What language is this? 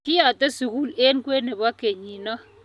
Kalenjin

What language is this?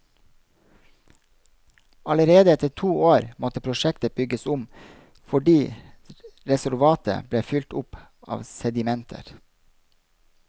Norwegian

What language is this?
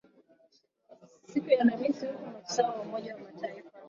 Swahili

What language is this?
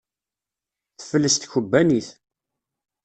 Kabyle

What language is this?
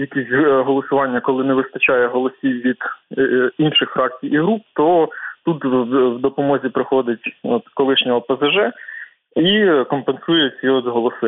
Ukrainian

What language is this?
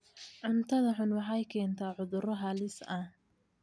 Somali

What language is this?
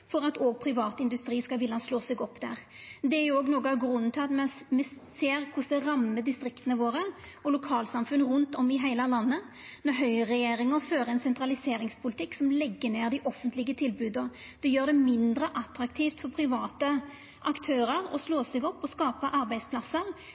Norwegian Nynorsk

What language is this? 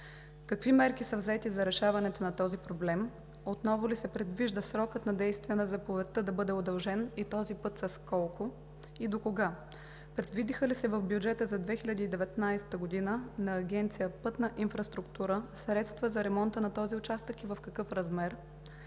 Bulgarian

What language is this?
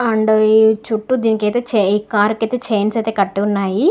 Telugu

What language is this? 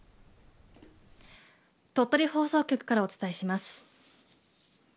Japanese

